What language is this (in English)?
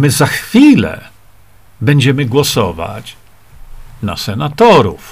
Polish